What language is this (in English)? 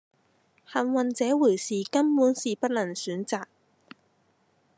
Cantonese